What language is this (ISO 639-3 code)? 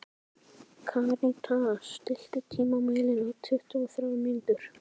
isl